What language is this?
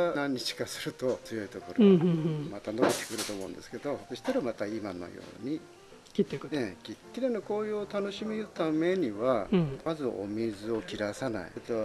Japanese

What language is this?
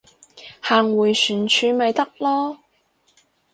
Cantonese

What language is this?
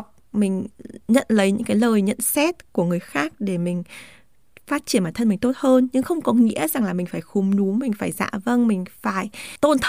Vietnamese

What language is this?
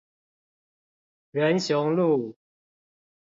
Chinese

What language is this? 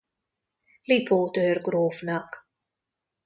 Hungarian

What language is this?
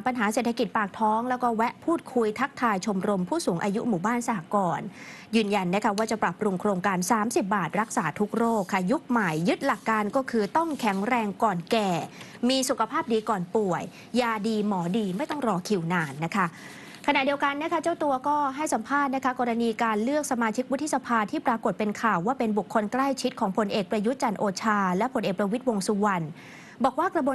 Thai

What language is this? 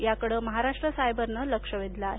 Marathi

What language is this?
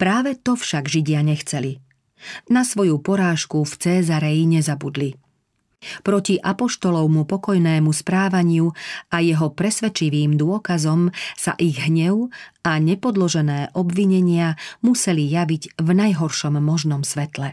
Slovak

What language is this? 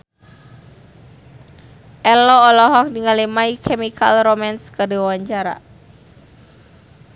Sundanese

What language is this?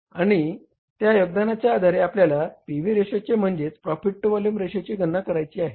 Marathi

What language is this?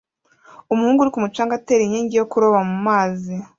Kinyarwanda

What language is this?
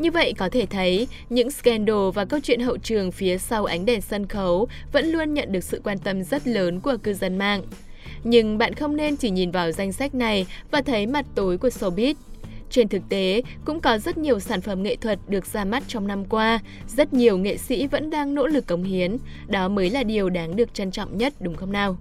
Vietnamese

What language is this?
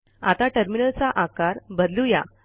Marathi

